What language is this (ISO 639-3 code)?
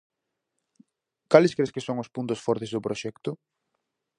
glg